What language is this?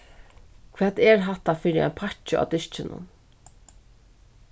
Faroese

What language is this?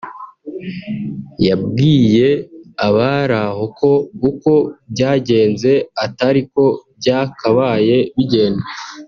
Kinyarwanda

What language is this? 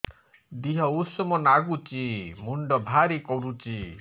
Odia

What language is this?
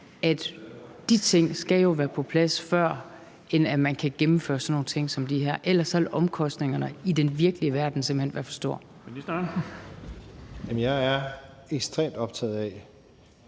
Danish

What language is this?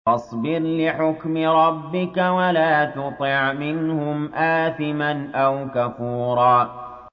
Arabic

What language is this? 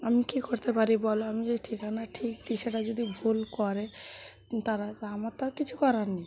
Bangla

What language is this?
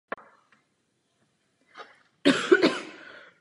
Czech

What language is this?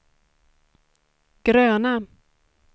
Swedish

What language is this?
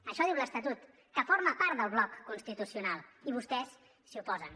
Catalan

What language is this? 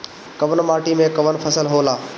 Bhojpuri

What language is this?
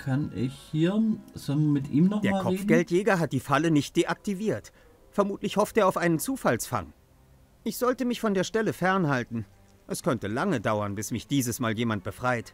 German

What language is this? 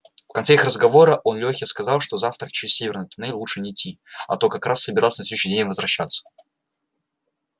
Russian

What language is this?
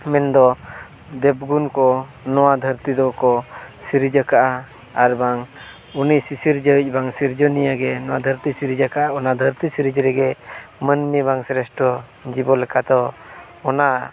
Santali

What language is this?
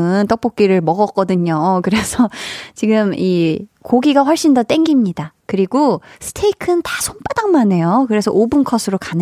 Korean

